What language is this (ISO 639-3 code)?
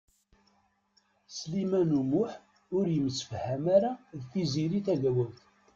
kab